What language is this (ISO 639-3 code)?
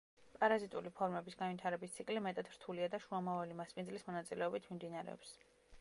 kat